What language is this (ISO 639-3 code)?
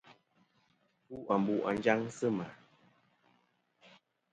bkm